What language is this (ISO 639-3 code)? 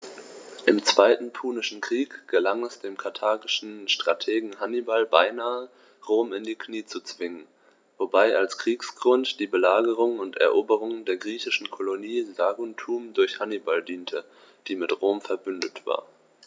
deu